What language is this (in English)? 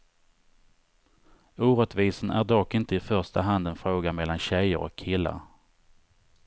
Swedish